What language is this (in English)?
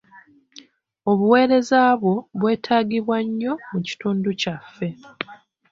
Ganda